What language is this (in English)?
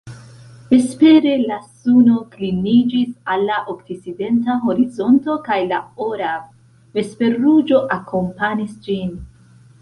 Esperanto